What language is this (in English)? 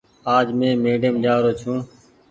Goaria